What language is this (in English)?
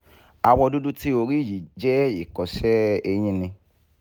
Yoruba